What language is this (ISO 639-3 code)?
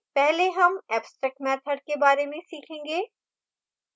hin